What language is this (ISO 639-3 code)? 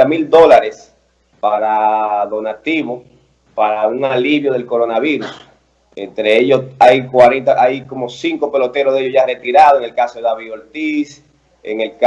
spa